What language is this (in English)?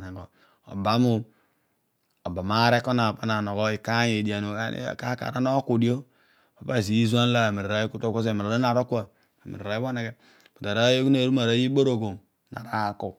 Odual